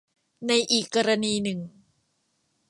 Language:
Thai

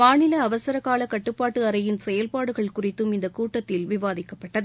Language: Tamil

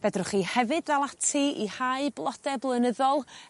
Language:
Welsh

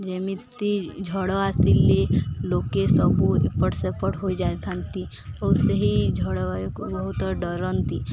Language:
Odia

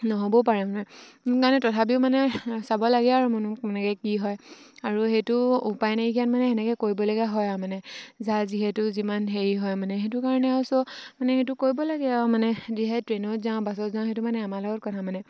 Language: Assamese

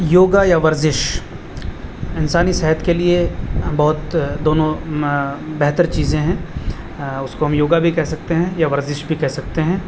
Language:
Urdu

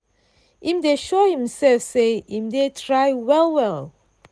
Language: Nigerian Pidgin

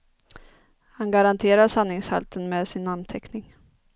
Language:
Swedish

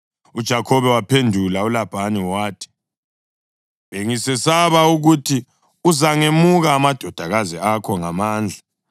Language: North Ndebele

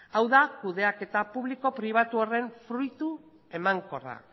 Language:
Basque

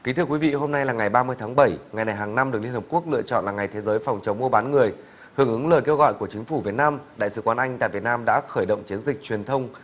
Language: Vietnamese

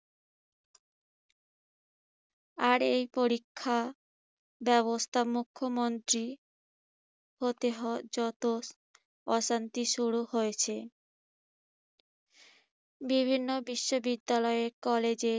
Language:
Bangla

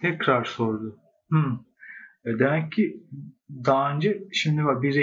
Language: Turkish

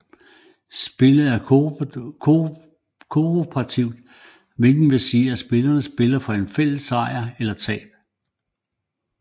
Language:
Danish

